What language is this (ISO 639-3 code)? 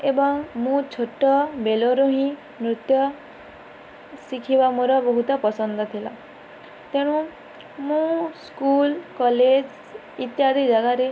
ori